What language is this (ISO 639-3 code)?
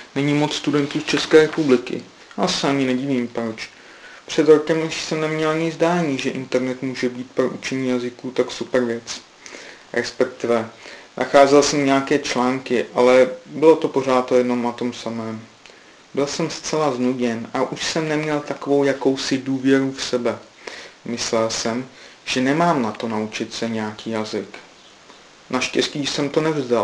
ces